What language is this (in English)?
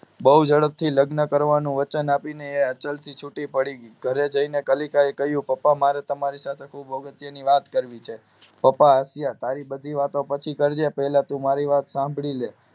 Gujarati